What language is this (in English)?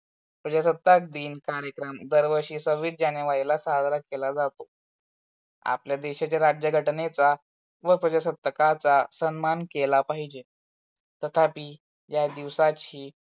Marathi